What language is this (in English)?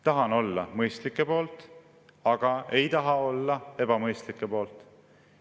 Estonian